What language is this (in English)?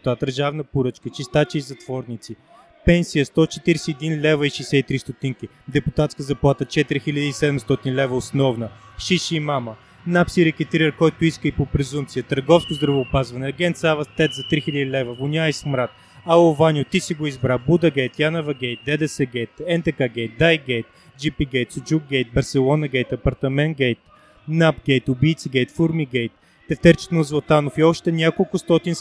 Bulgarian